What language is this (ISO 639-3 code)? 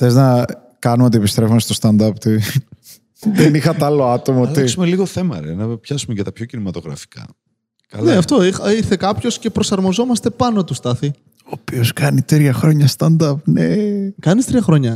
ell